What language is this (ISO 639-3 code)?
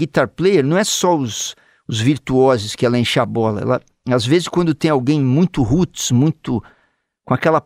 por